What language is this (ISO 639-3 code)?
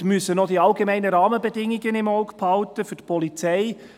gsw